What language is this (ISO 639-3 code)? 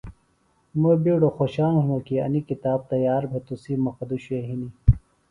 phl